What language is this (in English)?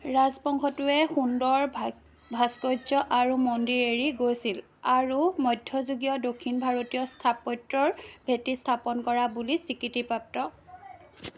Assamese